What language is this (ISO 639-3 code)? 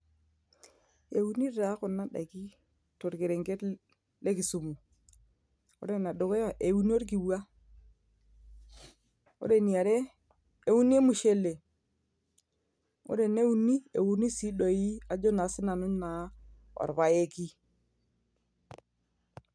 mas